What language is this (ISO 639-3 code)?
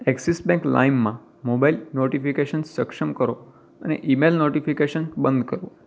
guj